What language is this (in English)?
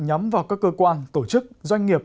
Vietnamese